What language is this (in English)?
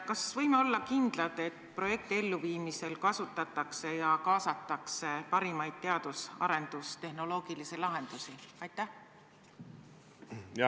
Estonian